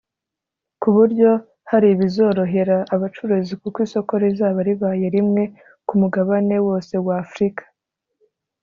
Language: Kinyarwanda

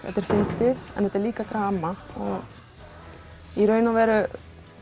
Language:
Icelandic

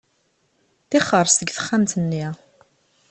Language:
Kabyle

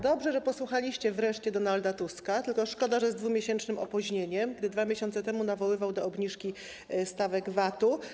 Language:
Polish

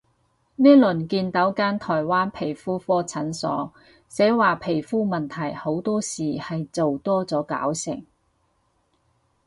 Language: Cantonese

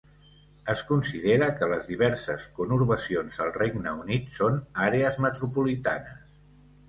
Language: Catalan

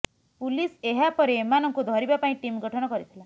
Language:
Odia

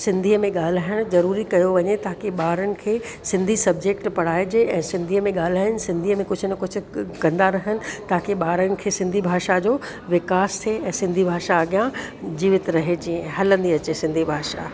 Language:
Sindhi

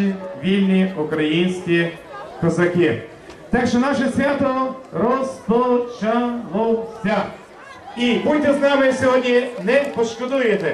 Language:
Ukrainian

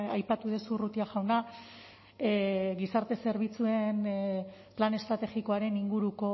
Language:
Basque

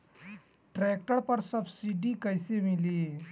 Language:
Bhojpuri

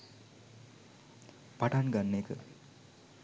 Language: Sinhala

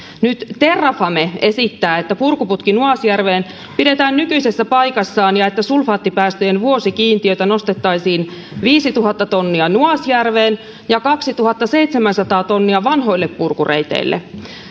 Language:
Finnish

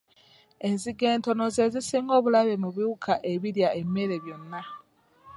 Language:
Ganda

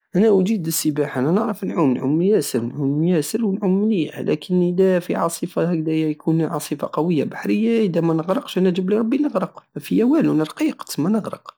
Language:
Algerian Saharan Arabic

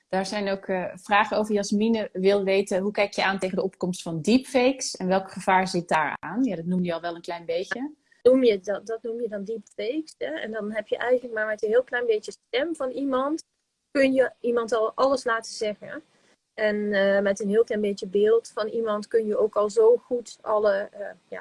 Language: Dutch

